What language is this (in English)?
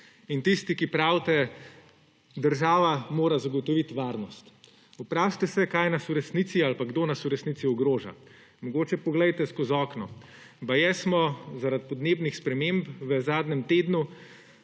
Slovenian